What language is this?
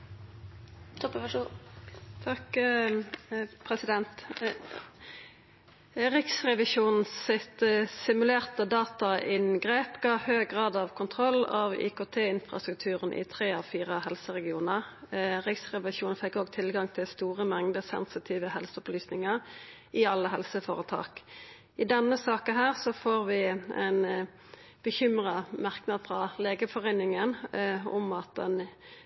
Norwegian Nynorsk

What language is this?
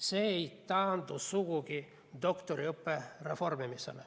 Estonian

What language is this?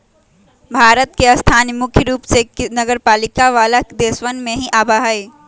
Magahi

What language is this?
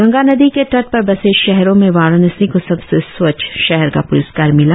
Hindi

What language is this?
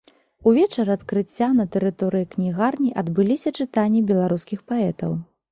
Belarusian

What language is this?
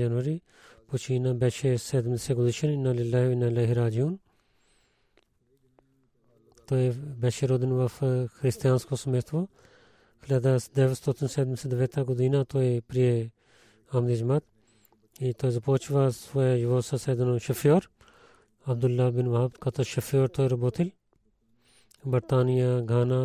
Bulgarian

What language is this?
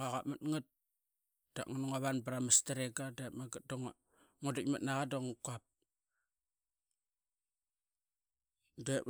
Qaqet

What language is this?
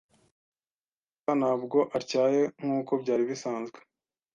Kinyarwanda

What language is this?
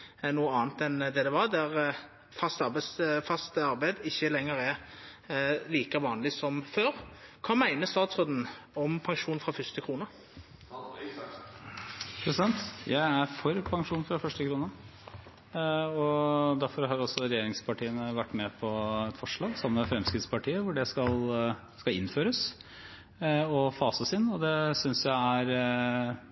Norwegian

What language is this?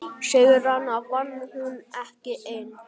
Icelandic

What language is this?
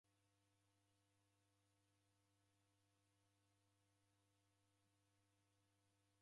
Taita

